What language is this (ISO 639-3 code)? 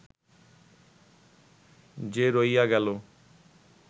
ben